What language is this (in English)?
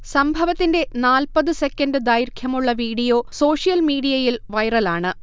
Malayalam